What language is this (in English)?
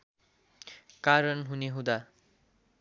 Nepali